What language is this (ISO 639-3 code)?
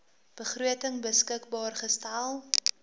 afr